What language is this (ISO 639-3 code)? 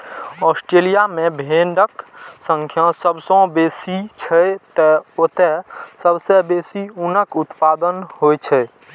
mai